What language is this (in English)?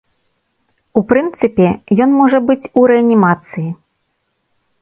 Belarusian